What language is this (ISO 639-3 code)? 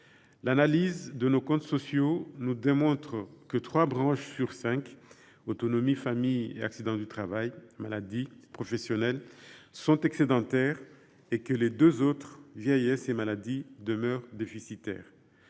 fra